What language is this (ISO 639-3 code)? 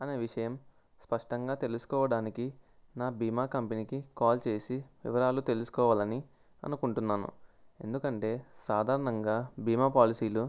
tel